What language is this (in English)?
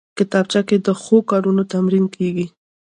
Pashto